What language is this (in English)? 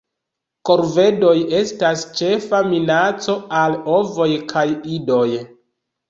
Esperanto